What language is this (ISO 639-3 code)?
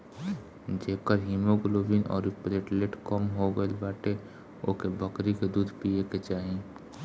bho